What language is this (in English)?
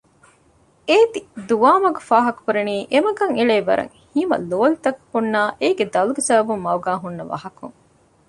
Divehi